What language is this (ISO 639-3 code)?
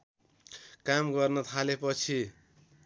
nep